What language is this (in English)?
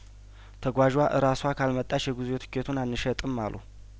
Amharic